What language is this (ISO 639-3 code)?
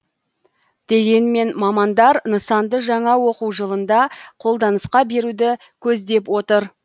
kaz